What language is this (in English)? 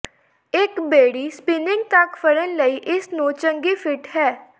Punjabi